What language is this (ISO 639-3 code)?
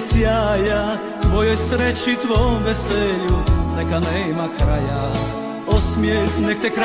hrv